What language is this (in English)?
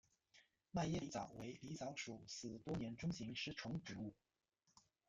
Chinese